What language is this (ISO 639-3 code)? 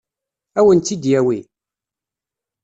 kab